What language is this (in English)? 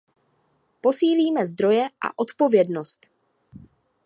Czech